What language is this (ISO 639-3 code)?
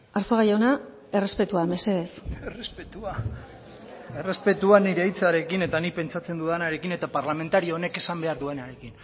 eus